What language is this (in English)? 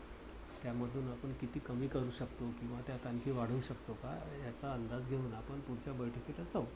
Marathi